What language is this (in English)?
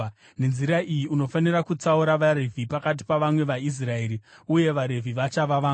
Shona